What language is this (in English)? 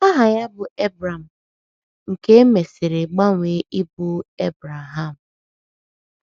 Igbo